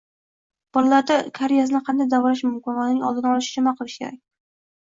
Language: Uzbek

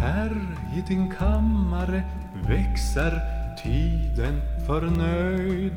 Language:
Swedish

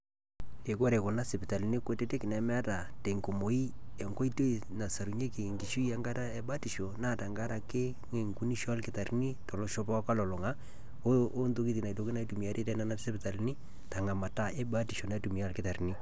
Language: Masai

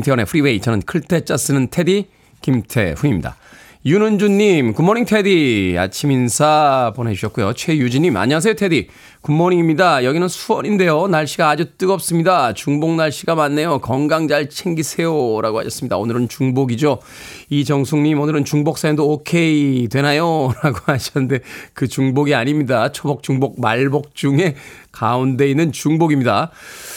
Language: Korean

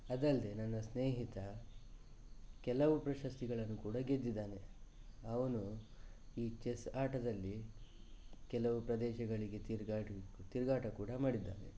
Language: Kannada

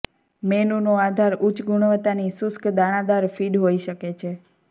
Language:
Gujarati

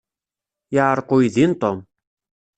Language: Kabyle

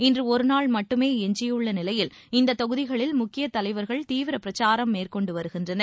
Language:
Tamil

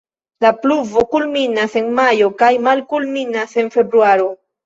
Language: Esperanto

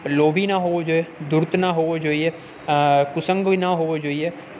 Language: Gujarati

